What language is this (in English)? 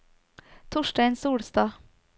Norwegian